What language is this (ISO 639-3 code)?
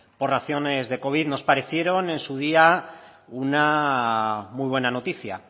spa